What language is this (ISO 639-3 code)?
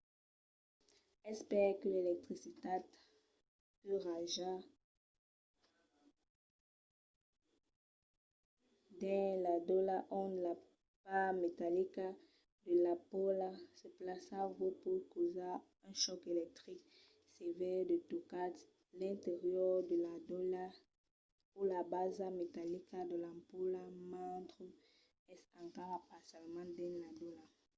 oci